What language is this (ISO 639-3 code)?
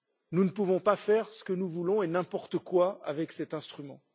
fra